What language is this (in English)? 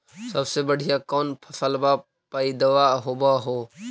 Magahi